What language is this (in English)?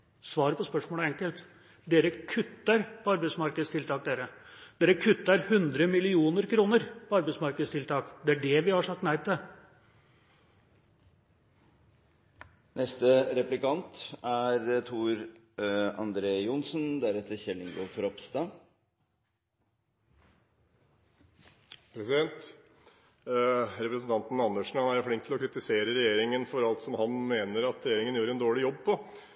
Norwegian Bokmål